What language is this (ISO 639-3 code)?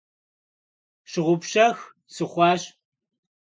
kbd